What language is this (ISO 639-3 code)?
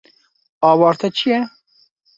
kur